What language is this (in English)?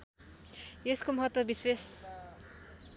Nepali